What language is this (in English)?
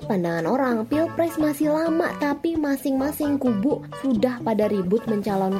Indonesian